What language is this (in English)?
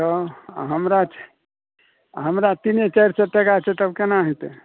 Maithili